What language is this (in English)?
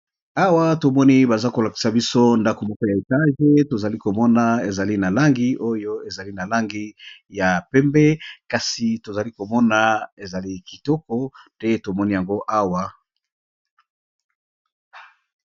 Lingala